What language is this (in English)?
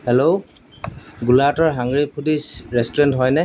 Assamese